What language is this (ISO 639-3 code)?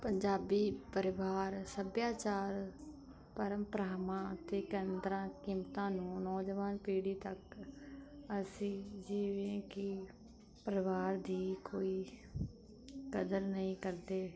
pan